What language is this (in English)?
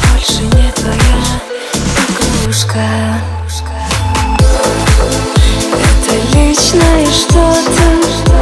Ukrainian